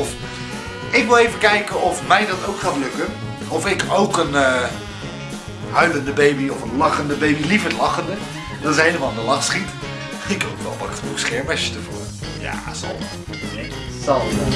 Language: Dutch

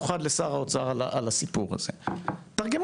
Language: Hebrew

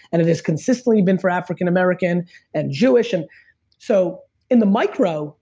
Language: English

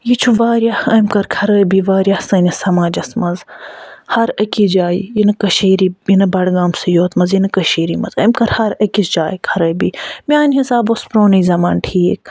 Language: Kashmiri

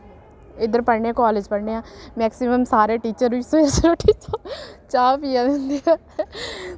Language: Dogri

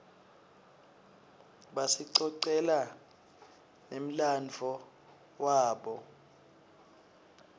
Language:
Swati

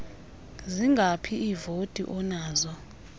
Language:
Xhosa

